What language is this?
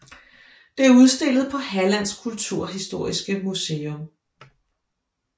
Danish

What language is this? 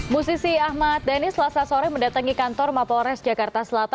Indonesian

